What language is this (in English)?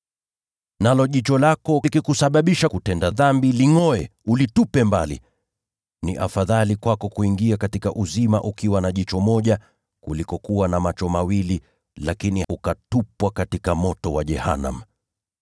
Swahili